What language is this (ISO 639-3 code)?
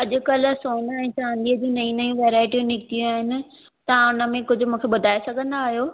snd